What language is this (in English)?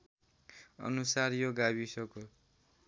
Nepali